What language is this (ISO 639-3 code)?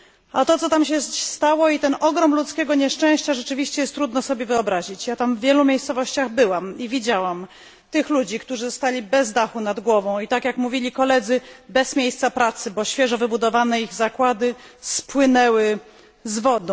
pol